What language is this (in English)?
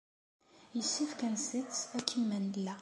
Kabyle